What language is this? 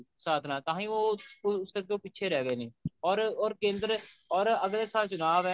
Punjabi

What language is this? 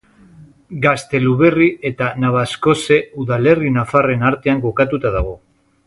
Basque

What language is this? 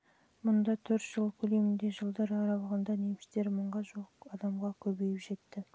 Kazakh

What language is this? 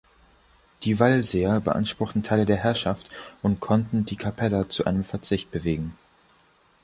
German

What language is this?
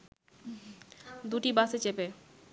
Bangla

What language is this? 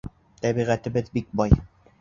Bashkir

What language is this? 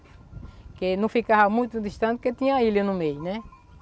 Portuguese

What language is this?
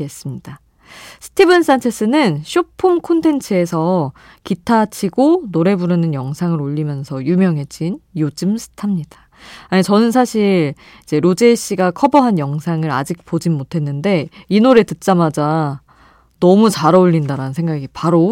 Korean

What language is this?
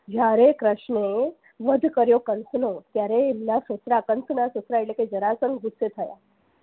Gujarati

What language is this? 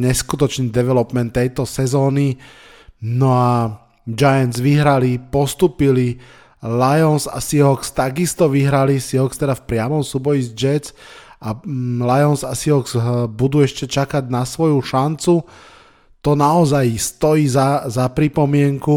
Slovak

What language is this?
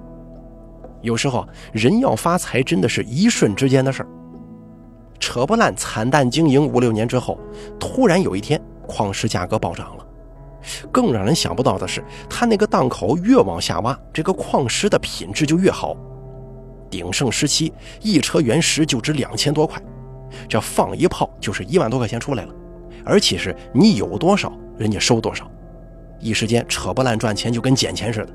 Chinese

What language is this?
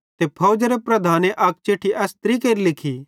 Bhadrawahi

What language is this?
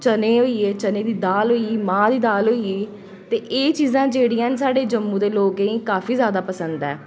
Dogri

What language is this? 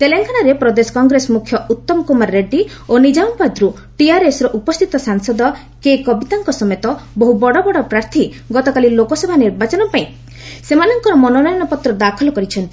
Odia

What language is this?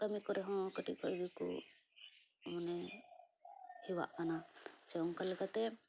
Santali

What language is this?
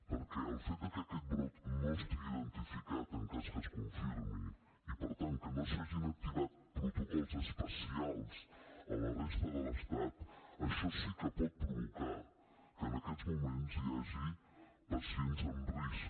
Catalan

